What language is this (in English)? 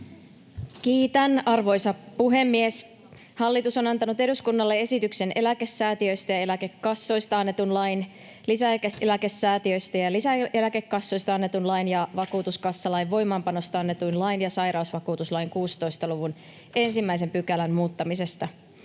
Finnish